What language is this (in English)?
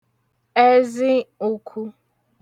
Igbo